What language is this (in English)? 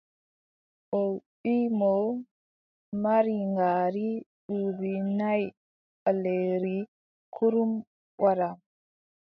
Adamawa Fulfulde